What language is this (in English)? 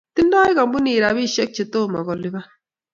Kalenjin